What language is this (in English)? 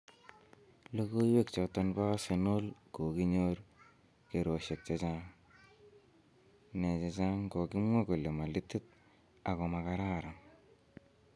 Kalenjin